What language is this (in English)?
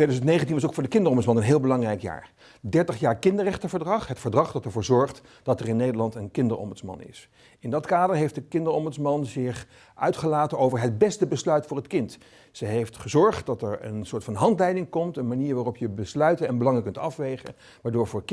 Dutch